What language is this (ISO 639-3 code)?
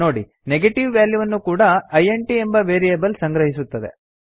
kan